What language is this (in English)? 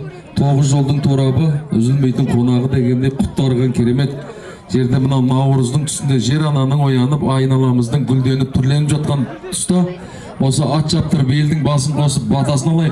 Turkish